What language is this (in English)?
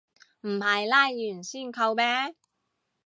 Cantonese